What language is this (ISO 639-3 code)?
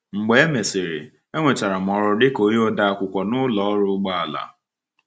ibo